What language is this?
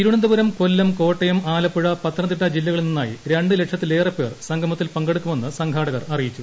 Malayalam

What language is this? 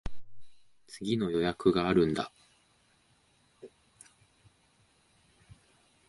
Japanese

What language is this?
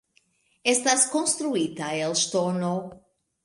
Esperanto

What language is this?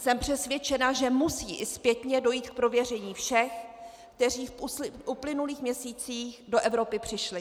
Czech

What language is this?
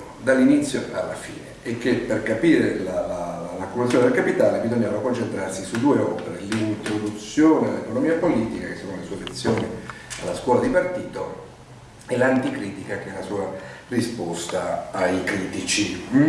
Italian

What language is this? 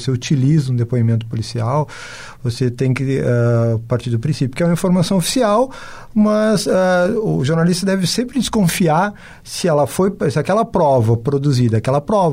Portuguese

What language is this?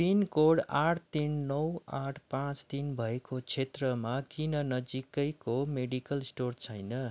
Nepali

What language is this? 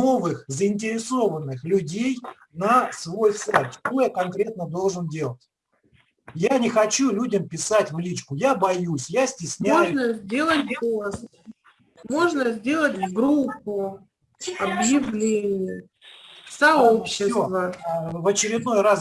Russian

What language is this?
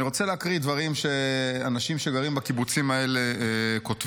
Hebrew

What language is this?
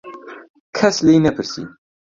Central Kurdish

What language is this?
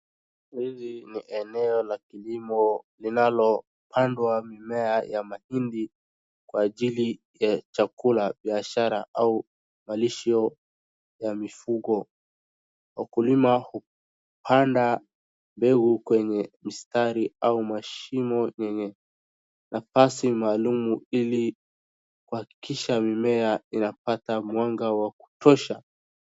Swahili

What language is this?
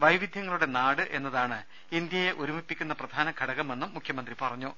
Malayalam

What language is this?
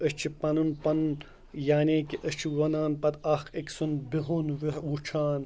Kashmiri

